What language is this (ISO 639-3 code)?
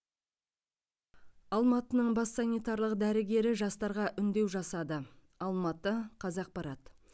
kaz